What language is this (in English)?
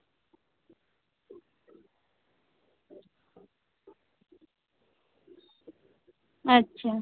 Santali